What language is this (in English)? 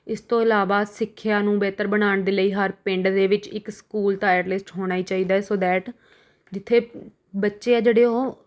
Punjabi